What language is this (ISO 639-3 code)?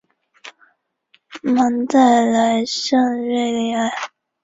zho